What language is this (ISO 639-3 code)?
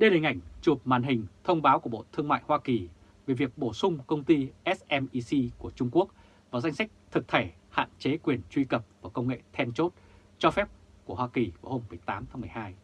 vie